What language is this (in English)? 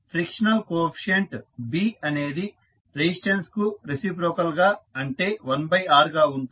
Telugu